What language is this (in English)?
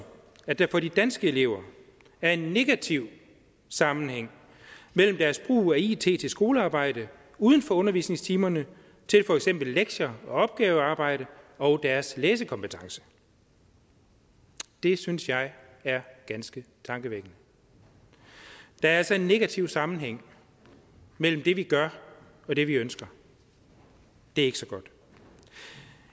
Danish